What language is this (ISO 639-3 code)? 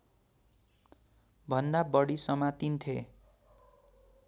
nep